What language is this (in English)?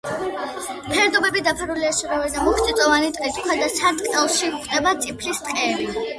Georgian